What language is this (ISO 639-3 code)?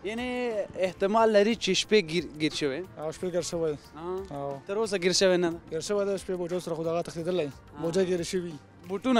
ara